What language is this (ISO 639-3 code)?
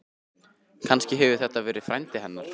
isl